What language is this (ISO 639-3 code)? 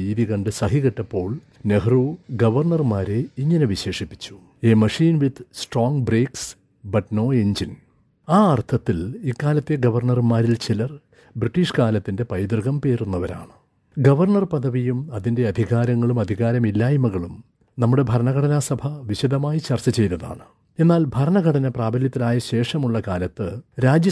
mal